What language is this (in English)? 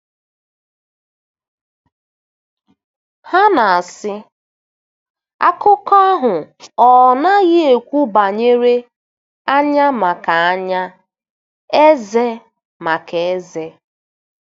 Igbo